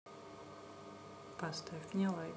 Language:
Russian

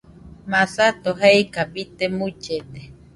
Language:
Nüpode Huitoto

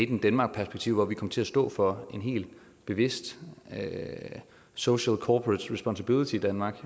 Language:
Danish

